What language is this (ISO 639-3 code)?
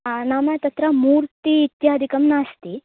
san